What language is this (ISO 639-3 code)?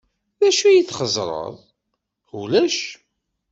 kab